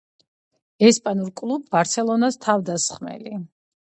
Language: Georgian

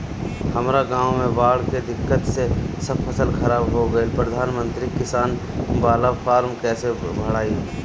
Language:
Bhojpuri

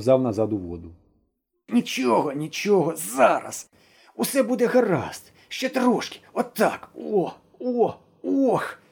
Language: Ukrainian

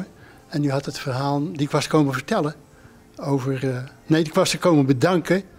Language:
Dutch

